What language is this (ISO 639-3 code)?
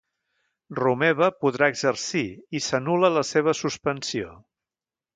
cat